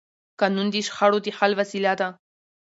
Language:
Pashto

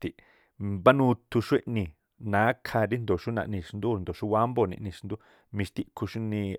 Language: Tlacoapa Me'phaa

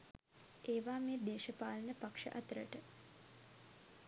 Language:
Sinhala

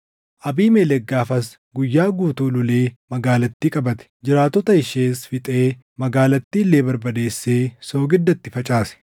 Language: Oromo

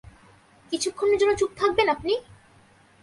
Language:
Bangla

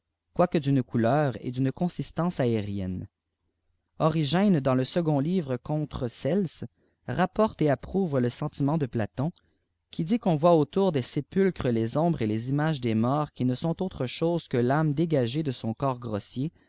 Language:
French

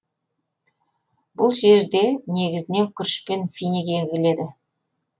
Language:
Kazakh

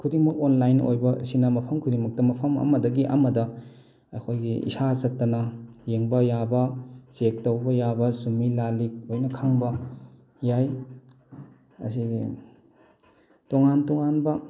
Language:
Manipuri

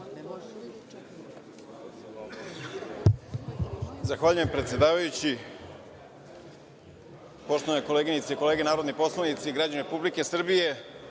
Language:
Serbian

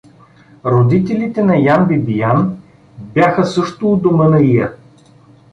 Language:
Bulgarian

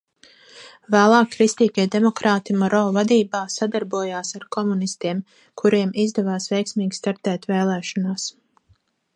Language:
Latvian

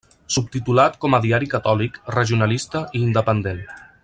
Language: Catalan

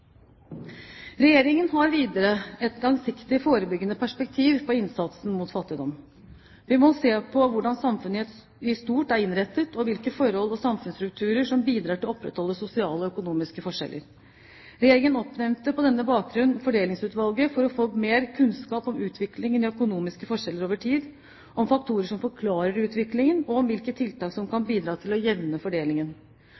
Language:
Norwegian Bokmål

